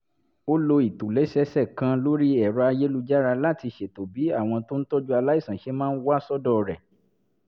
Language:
Yoruba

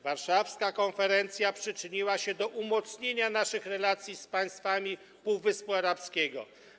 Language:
Polish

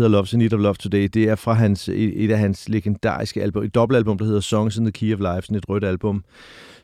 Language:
Danish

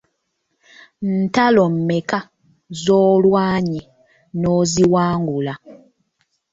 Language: Ganda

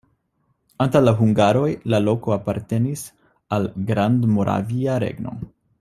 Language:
Esperanto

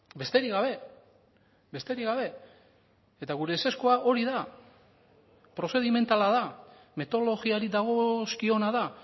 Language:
Basque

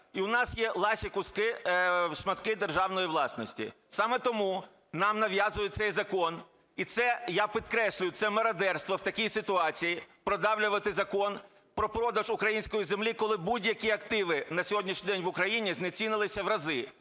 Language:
Ukrainian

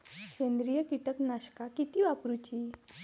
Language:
Marathi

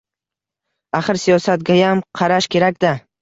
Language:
Uzbek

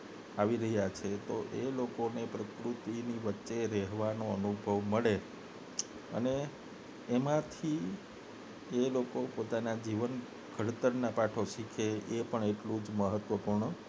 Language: Gujarati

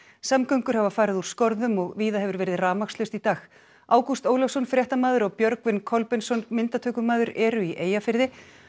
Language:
Icelandic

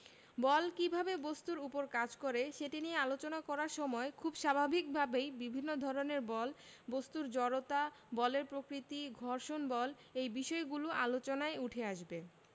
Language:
Bangla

